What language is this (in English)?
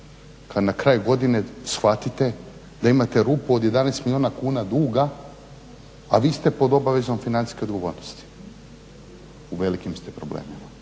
Croatian